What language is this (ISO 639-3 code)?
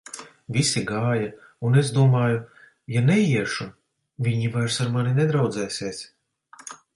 lav